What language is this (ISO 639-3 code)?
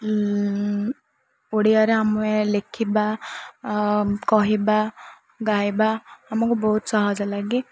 ori